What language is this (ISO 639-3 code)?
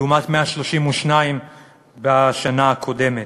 heb